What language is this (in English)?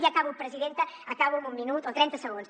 Catalan